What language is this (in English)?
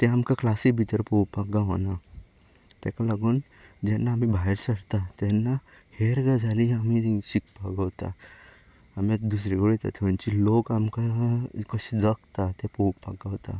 Konkani